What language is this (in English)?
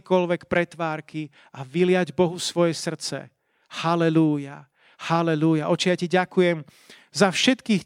Slovak